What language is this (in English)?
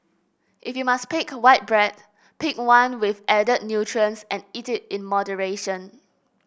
English